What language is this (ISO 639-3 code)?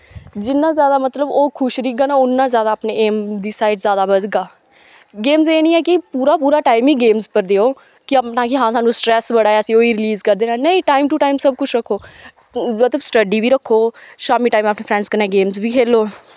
doi